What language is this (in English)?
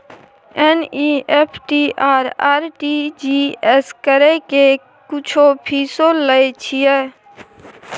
Maithili